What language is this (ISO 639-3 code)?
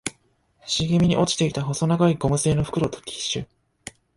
jpn